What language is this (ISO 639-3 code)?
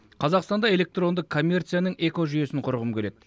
kaz